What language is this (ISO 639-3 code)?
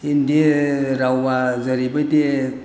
brx